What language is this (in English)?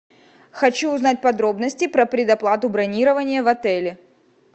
Russian